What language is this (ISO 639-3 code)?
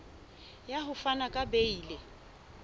sot